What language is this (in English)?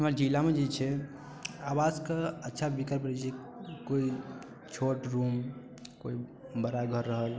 Maithili